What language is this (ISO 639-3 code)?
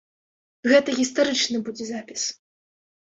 bel